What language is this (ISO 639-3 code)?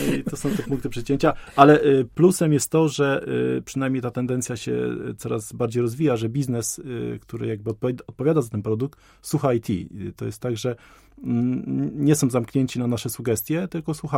pol